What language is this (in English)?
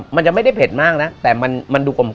Thai